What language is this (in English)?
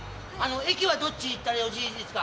Japanese